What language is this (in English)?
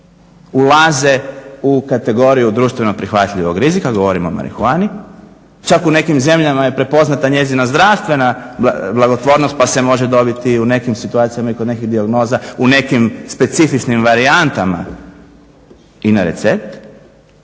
Croatian